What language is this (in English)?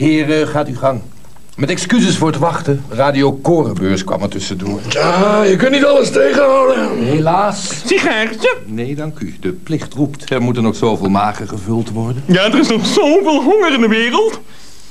Dutch